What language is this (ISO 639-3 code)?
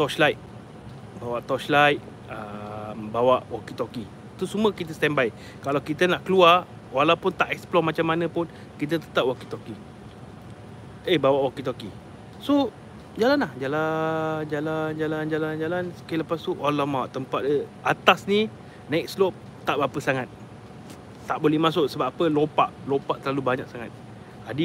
msa